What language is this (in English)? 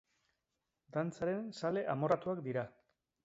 Basque